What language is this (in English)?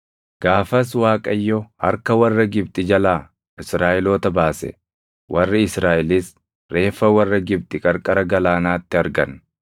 Oromo